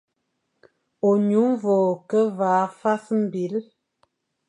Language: Fang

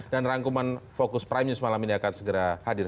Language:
Indonesian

